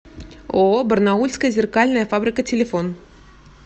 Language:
Russian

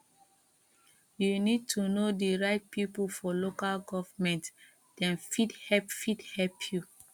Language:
Nigerian Pidgin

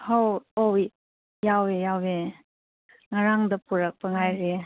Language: Manipuri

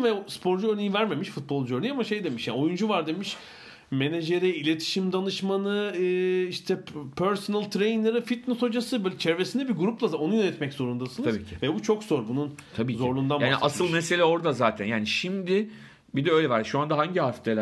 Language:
Turkish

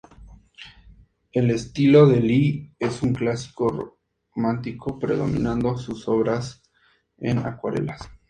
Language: Spanish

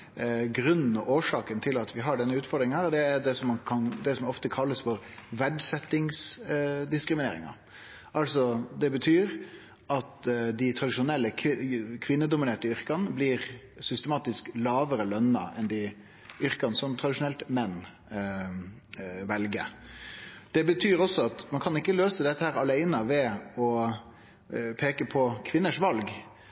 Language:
Norwegian Nynorsk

